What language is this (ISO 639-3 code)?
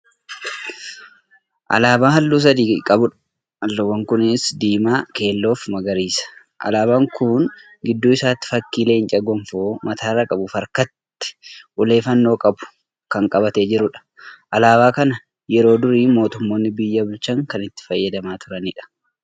orm